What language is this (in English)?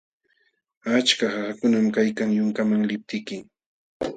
Jauja Wanca Quechua